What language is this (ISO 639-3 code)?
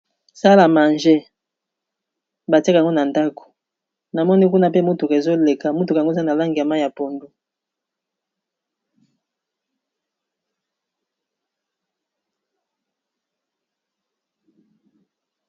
lin